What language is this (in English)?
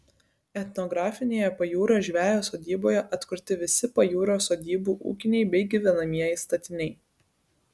Lithuanian